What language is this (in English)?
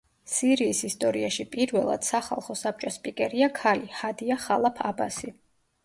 Georgian